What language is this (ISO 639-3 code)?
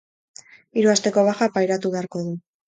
eus